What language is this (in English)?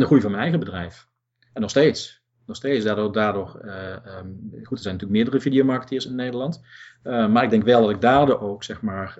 Dutch